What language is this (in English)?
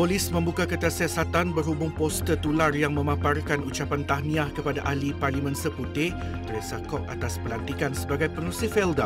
Malay